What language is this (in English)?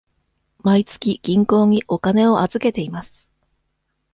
Japanese